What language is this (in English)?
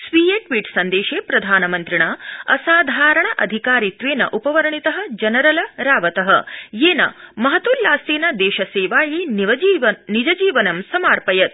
Sanskrit